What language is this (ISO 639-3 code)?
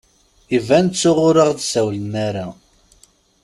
kab